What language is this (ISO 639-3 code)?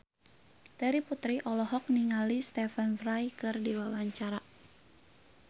sun